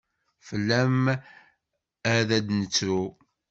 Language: Kabyle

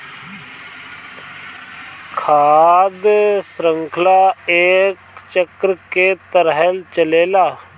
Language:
Bhojpuri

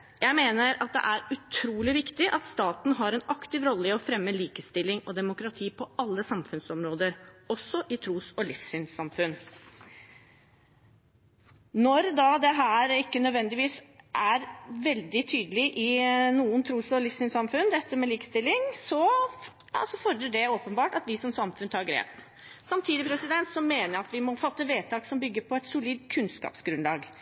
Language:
Norwegian Bokmål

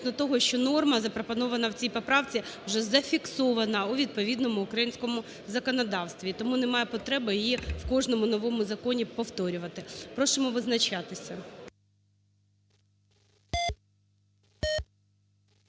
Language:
Ukrainian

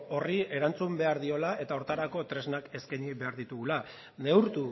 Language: Basque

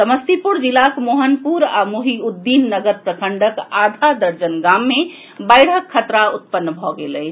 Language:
Maithili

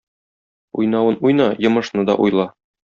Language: Tatar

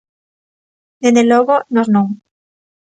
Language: Galician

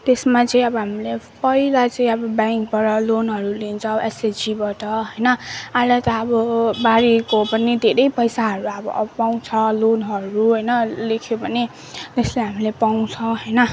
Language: Nepali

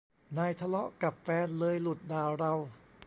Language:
Thai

